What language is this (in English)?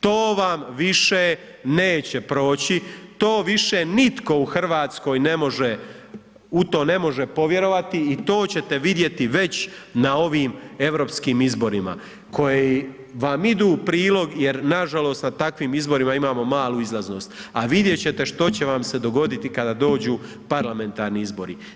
Croatian